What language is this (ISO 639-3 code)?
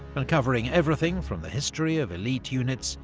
eng